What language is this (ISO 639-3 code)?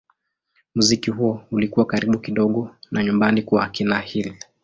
swa